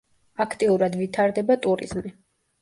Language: Georgian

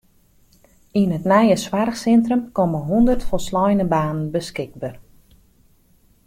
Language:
Western Frisian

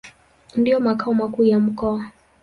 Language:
Swahili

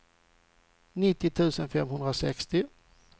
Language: Swedish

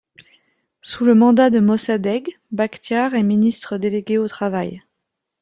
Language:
French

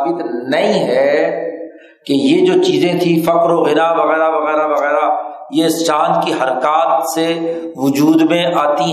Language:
Urdu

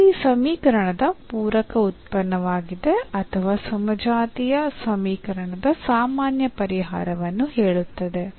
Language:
Kannada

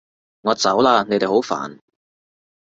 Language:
Cantonese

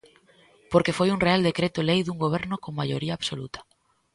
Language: Galician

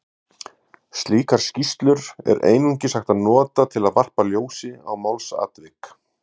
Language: Icelandic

